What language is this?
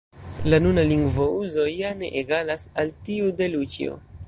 Esperanto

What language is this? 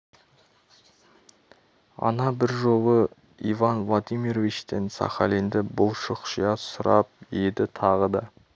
Kazakh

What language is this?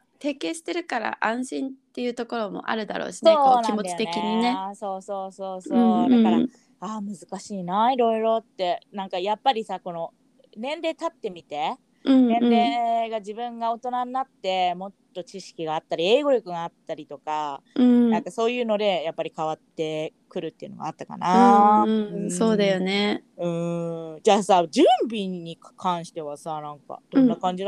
Japanese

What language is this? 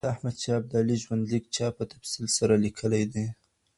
Pashto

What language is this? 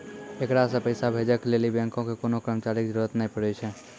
Maithili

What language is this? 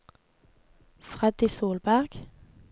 Norwegian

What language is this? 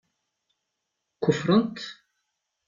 Kabyle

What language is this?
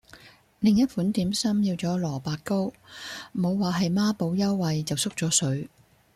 Cantonese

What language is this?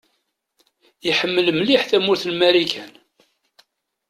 Kabyle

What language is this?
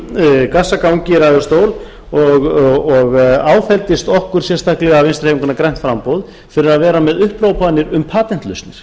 Icelandic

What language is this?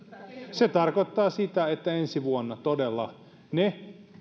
Finnish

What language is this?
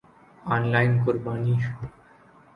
Urdu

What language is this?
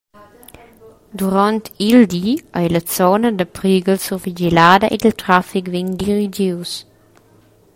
Romansh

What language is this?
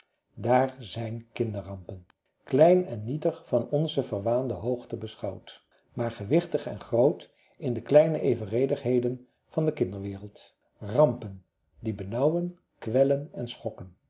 Dutch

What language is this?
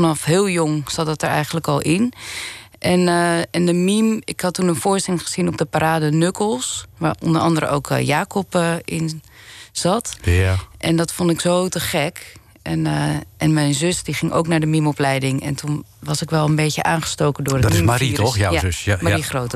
Dutch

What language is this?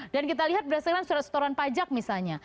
Indonesian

